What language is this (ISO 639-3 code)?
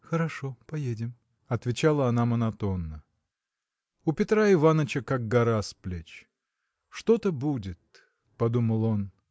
rus